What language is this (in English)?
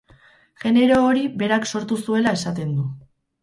Basque